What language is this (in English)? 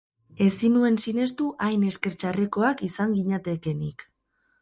Basque